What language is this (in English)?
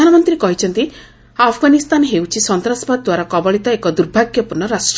Odia